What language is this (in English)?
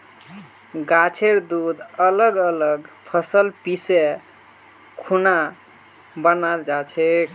Magahi